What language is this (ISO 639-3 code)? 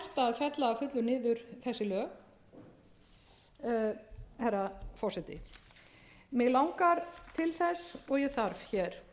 isl